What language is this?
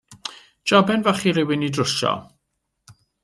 Welsh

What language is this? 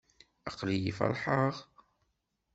Kabyle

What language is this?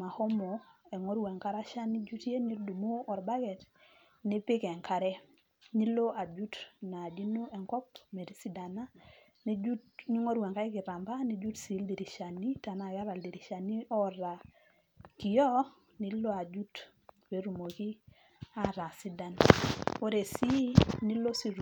Masai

